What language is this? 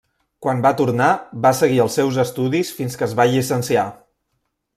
Catalan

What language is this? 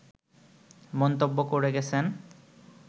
Bangla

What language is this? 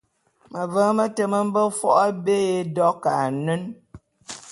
Bulu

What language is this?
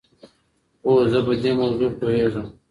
Pashto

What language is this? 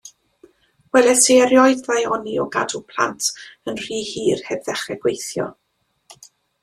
Welsh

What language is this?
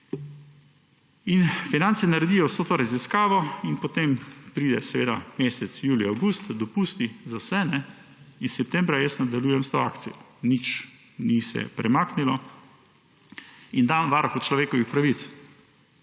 Slovenian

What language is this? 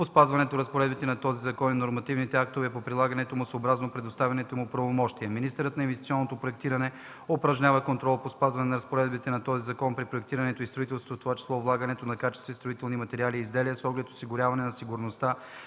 Bulgarian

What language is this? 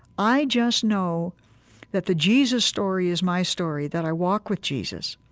English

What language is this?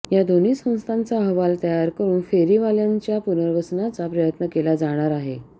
Marathi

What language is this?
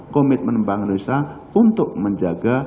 Indonesian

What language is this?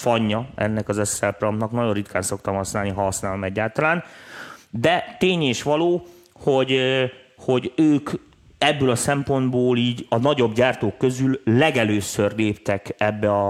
Hungarian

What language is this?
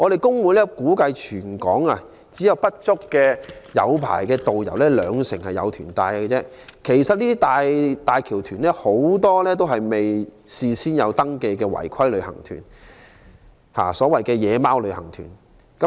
Cantonese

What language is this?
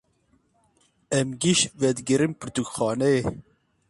Kurdish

